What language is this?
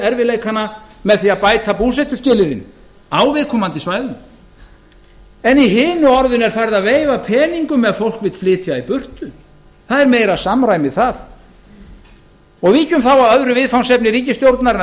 Icelandic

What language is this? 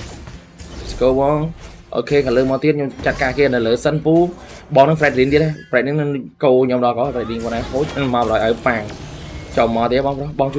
Vietnamese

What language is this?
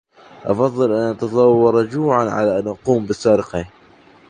Arabic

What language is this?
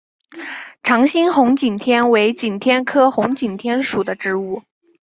Chinese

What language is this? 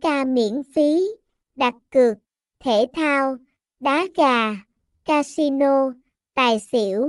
Vietnamese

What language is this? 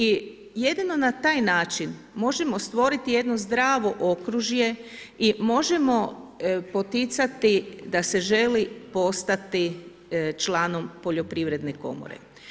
Croatian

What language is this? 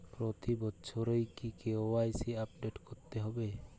Bangla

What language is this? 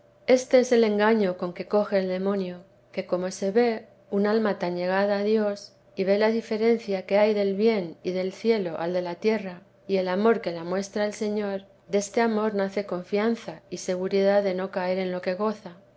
Spanish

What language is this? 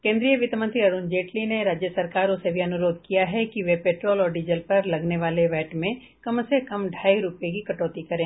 Hindi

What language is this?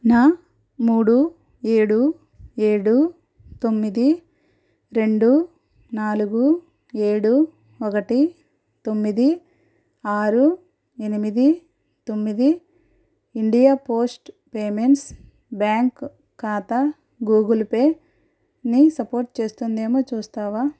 Telugu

